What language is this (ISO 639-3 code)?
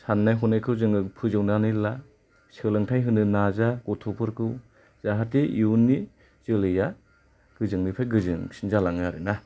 brx